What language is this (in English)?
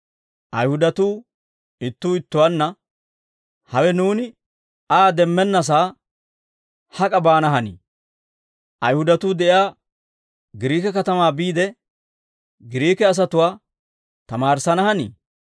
Dawro